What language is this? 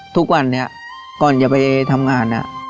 Thai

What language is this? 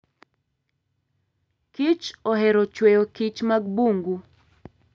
Luo (Kenya and Tanzania)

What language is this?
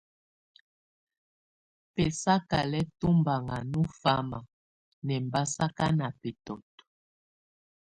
Tunen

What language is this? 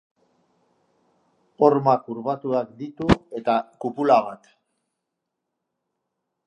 Basque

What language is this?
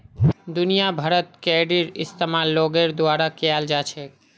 Magahi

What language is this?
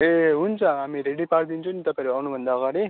Nepali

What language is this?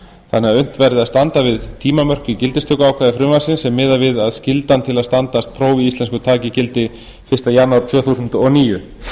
Icelandic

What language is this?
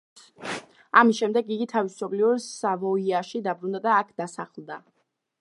Georgian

